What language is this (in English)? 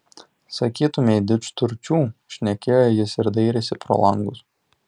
Lithuanian